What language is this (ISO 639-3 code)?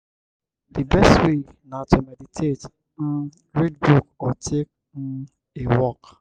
pcm